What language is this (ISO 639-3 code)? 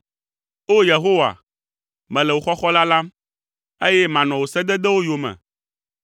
ewe